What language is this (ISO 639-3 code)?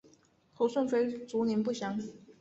zho